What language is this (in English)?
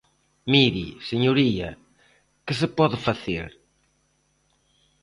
Galician